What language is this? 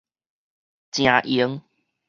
Min Nan Chinese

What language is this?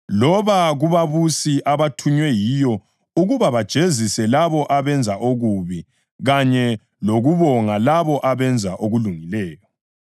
North Ndebele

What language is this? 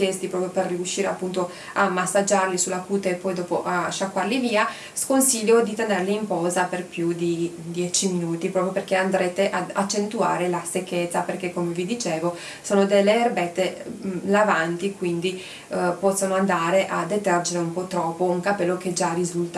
Italian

